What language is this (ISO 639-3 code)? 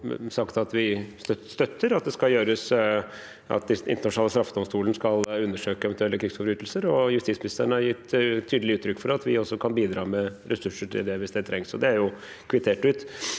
nor